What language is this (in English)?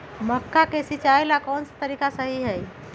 Magahi